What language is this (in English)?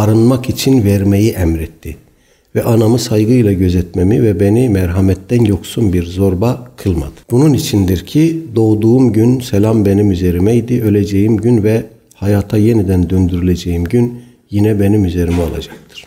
Turkish